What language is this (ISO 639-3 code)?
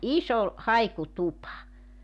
fin